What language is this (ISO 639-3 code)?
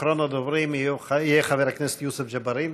heb